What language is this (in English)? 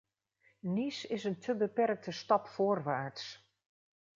Dutch